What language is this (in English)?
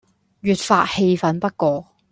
Cantonese